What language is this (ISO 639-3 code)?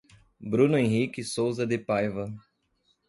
por